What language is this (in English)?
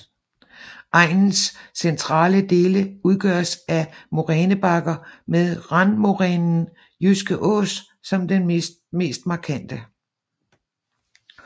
Danish